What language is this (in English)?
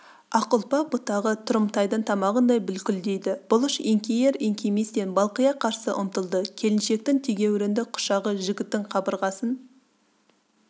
Kazakh